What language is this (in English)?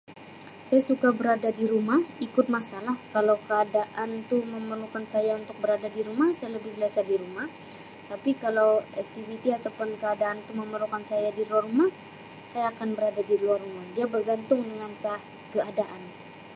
Sabah Malay